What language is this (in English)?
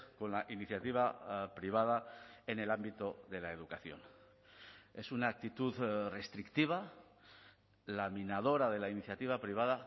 Spanish